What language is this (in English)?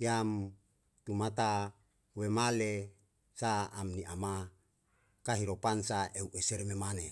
Yalahatan